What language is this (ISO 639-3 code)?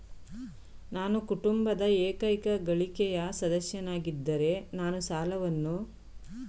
kan